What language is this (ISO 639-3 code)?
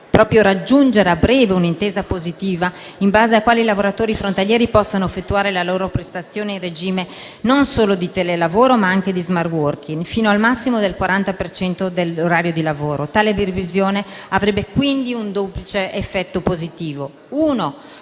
ita